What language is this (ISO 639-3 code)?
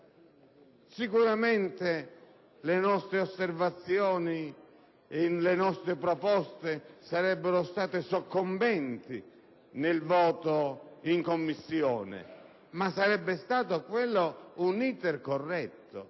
ita